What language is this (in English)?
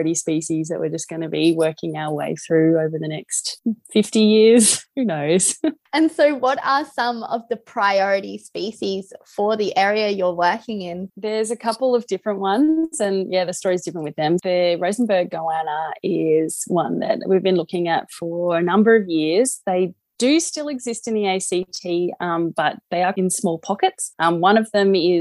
English